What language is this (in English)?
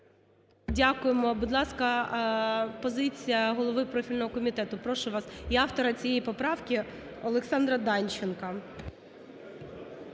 Ukrainian